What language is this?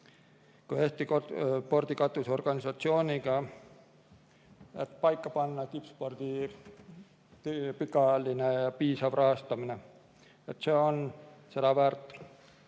Estonian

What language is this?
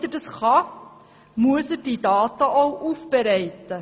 Swiss German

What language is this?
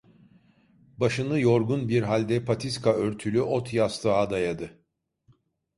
Turkish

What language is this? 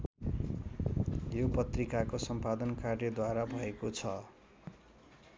Nepali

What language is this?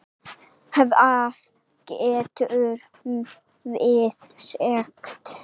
Icelandic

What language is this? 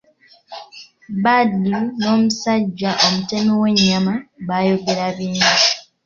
Ganda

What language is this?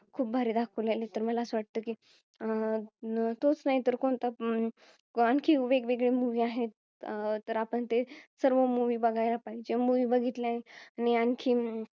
Marathi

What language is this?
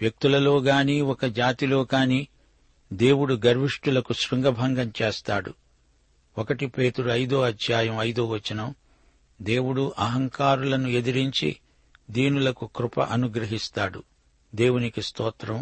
Telugu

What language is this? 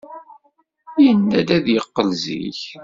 Kabyle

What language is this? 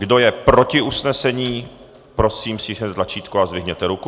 Czech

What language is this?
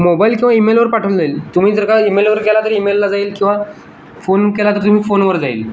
Marathi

